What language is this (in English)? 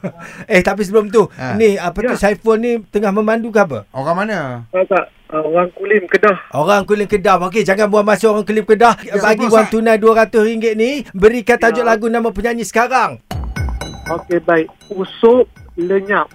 Malay